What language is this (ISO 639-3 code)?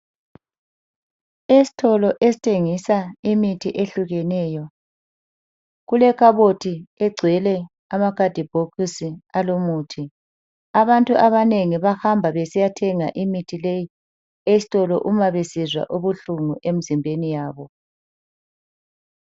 nde